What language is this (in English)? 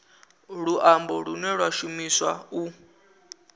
Venda